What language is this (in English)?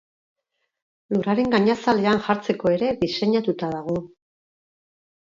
Basque